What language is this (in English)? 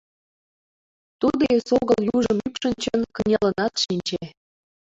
Mari